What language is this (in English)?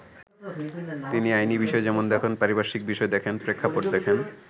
Bangla